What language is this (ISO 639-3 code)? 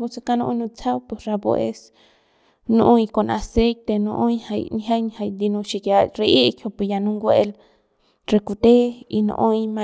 pbs